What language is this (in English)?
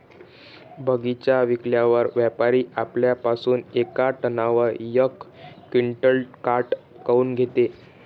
Marathi